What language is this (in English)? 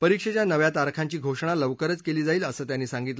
Marathi